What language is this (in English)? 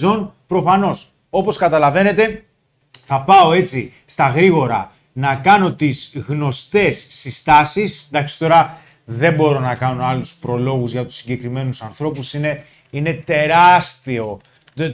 Greek